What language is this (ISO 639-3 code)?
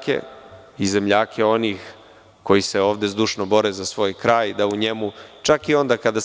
srp